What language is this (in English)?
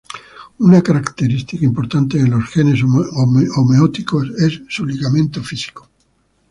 Spanish